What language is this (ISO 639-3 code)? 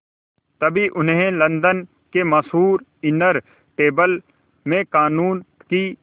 hin